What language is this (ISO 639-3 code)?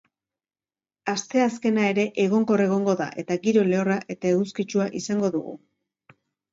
eus